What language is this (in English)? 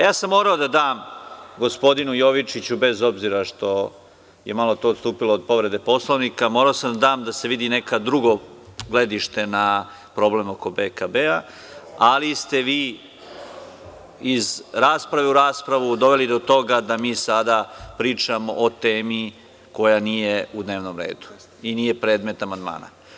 Serbian